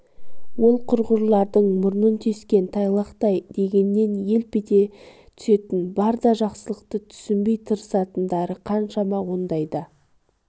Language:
Kazakh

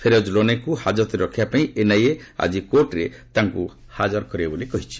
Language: Odia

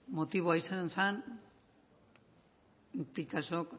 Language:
Basque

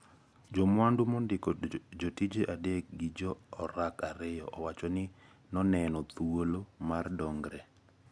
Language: Luo (Kenya and Tanzania)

